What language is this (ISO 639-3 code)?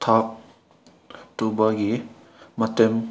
mni